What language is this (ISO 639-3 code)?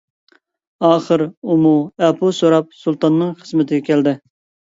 uig